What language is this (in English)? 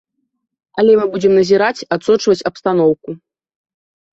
Belarusian